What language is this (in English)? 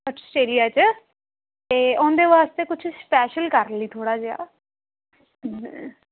Punjabi